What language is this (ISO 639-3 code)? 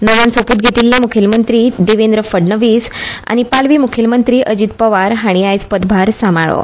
kok